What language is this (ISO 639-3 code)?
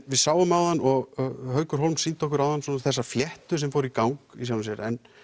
isl